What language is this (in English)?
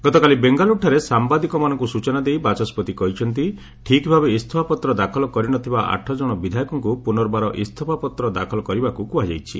Odia